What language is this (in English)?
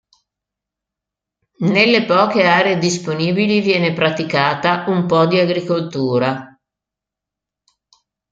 Italian